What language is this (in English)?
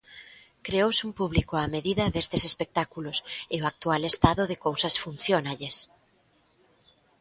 Galician